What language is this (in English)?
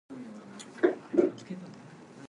English